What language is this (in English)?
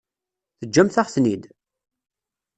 Kabyle